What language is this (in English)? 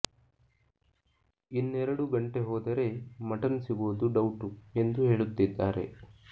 Kannada